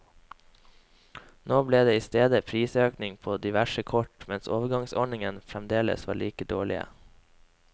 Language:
Norwegian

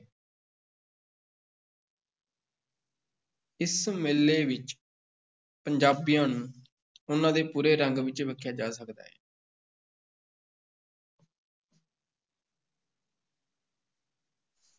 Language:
Punjabi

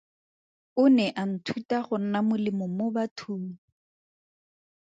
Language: Tswana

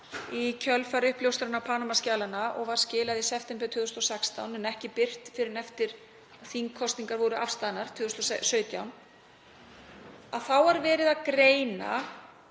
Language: Icelandic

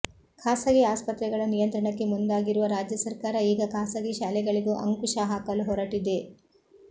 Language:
Kannada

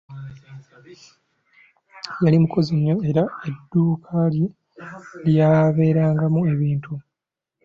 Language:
Ganda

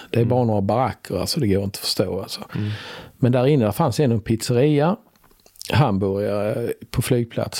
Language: Swedish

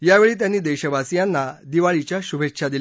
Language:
Marathi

